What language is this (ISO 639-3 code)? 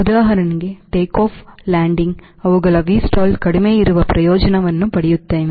kan